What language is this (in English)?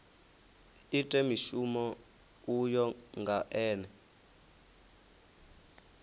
Venda